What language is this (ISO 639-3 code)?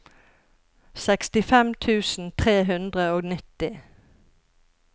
nor